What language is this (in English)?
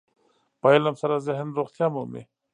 Pashto